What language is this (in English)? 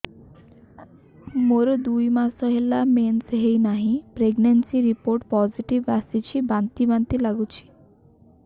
Odia